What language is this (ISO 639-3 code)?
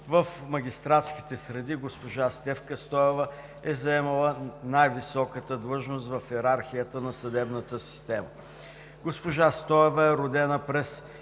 bul